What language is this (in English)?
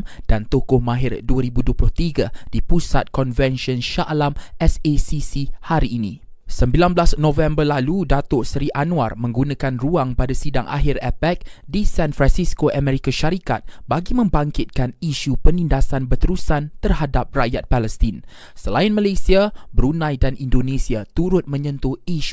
Malay